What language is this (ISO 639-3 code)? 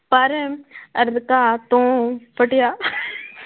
pan